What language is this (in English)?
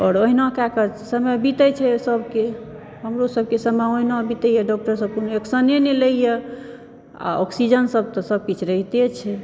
Maithili